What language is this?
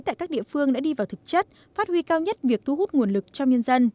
Vietnamese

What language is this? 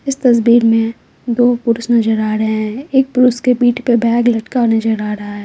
Hindi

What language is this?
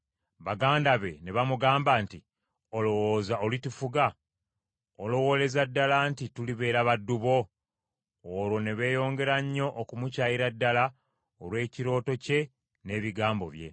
Ganda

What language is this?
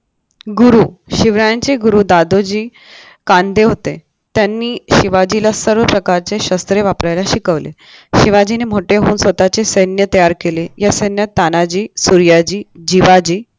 Marathi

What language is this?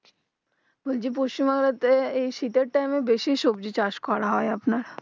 Bangla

